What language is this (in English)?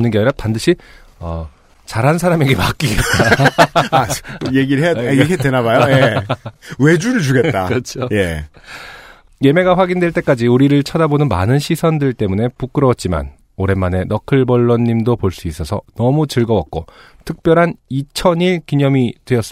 Korean